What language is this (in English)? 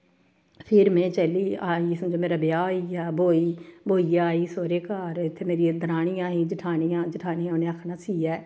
Dogri